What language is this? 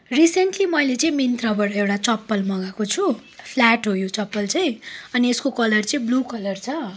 Nepali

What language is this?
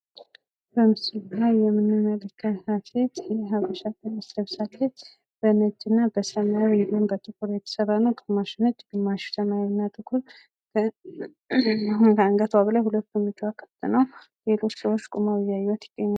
Amharic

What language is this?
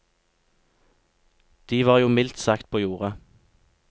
Norwegian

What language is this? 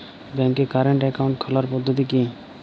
Bangla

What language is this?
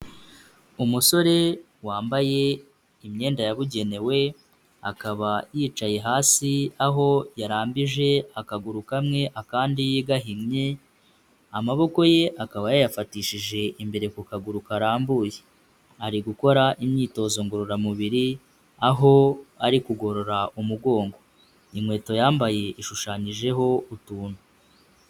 Kinyarwanda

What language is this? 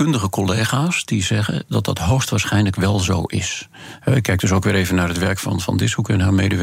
Dutch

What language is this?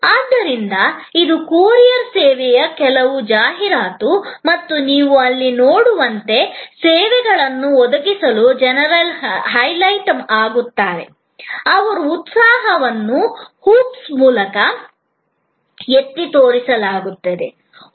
Kannada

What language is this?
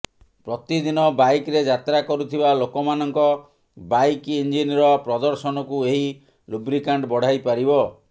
Odia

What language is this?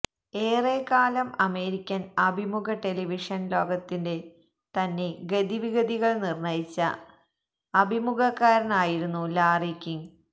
Malayalam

